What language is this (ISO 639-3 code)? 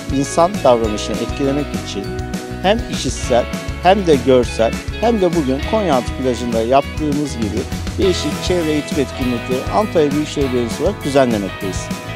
tur